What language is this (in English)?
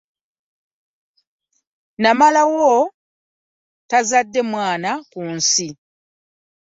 Ganda